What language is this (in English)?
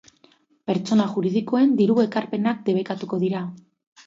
Basque